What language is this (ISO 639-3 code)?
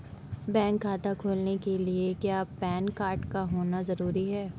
hin